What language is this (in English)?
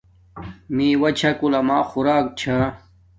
Domaaki